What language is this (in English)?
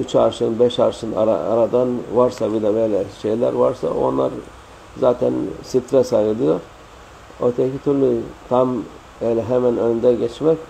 Turkish